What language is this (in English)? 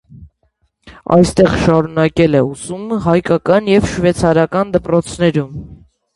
Armenian